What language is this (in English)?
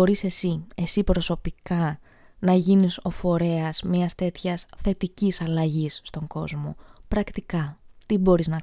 Greek